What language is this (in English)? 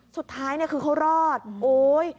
Thai